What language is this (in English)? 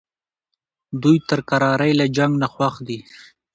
Pashto